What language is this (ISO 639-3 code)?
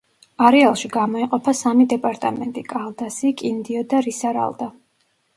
kat